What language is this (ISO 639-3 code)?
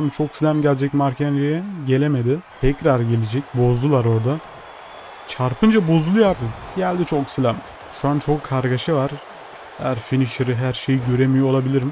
tur